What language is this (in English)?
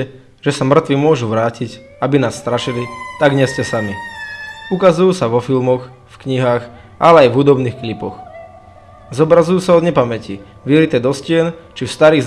Slovak